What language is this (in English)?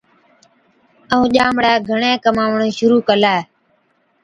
Od